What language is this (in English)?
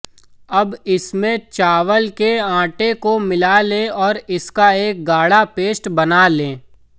Hindi